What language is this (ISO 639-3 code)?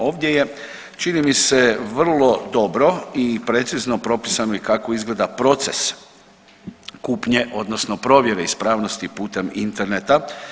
hrv